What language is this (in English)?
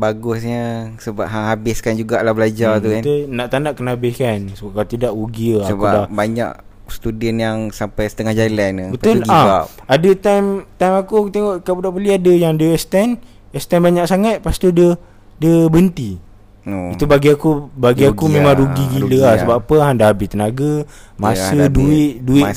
Malay